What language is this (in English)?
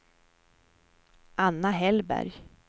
Swedish